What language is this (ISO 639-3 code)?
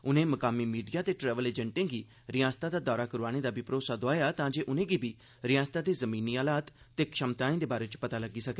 doi